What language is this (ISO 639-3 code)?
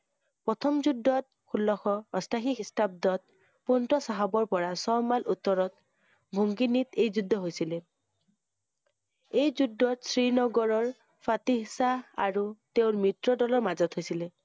asm